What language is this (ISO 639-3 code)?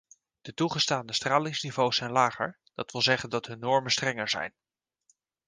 nld